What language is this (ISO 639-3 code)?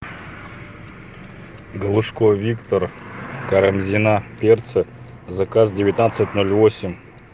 rus